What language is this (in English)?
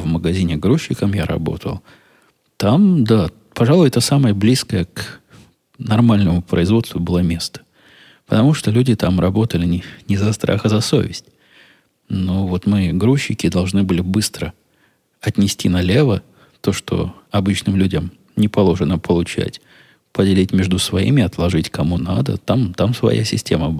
Russian